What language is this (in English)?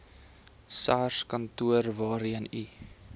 Afrikaans